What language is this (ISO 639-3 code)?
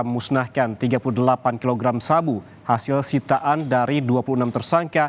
ind